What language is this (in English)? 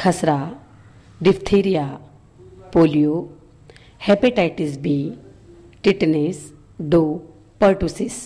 Italian